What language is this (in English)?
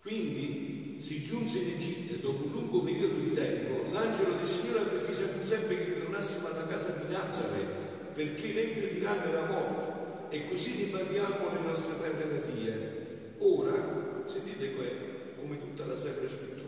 Italian